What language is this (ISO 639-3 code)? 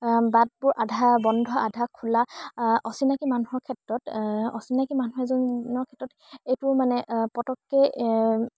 asm